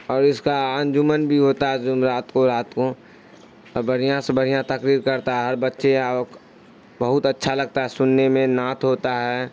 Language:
Urdu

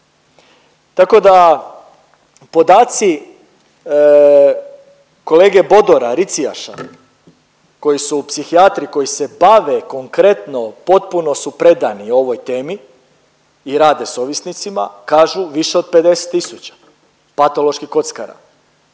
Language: Croatian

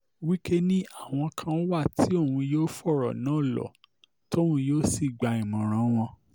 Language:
Yoruba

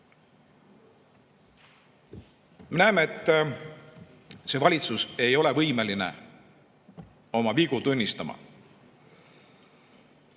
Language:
Estonian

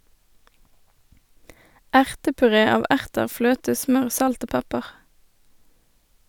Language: Norwegian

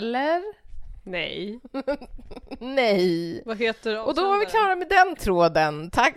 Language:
Swedish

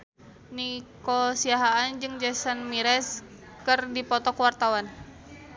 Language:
Sundanese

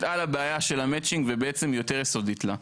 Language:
Hebrew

